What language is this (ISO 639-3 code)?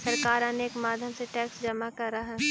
mag